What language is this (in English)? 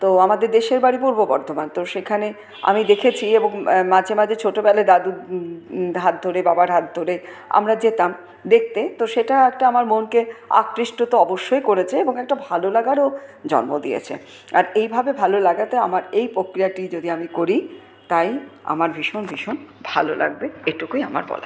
Bangla